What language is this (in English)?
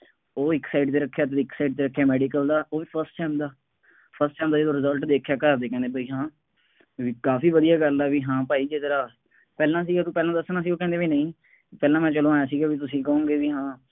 Punjabi